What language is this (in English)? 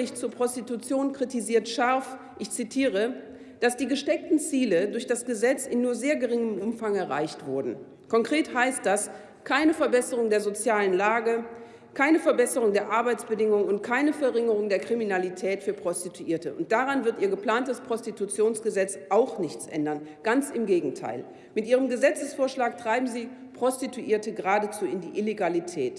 German